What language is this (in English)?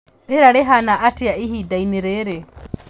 Kikuyu